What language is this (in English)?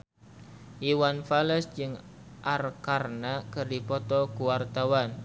Sundanese